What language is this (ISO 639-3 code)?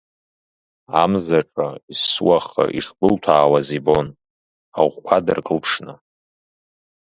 abk